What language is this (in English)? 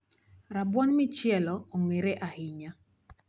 Luo (Kenya and Tanzania)